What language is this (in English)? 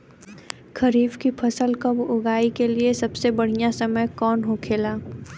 Bhojpuri